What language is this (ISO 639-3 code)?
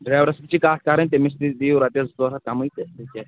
kas